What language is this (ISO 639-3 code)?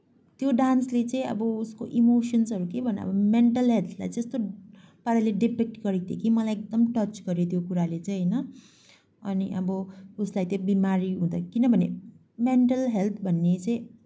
nep